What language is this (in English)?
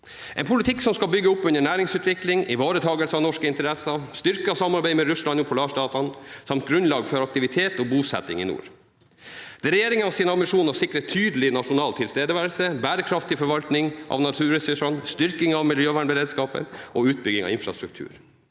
Norwegian